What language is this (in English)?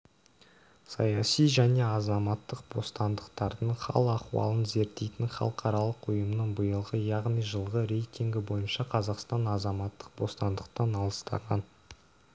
Kazakh